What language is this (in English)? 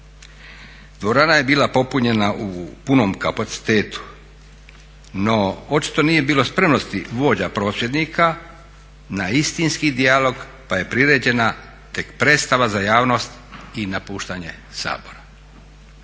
Croatian